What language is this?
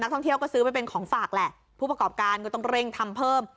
Thai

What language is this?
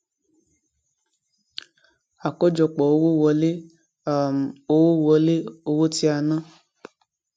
Yoruba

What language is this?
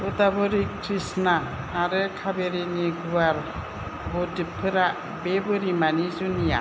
Bodo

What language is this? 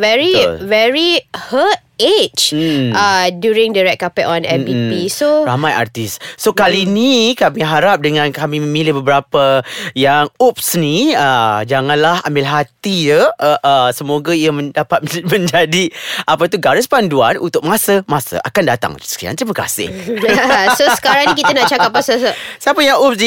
Malay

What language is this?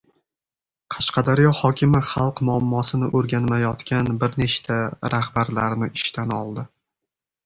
Uzbek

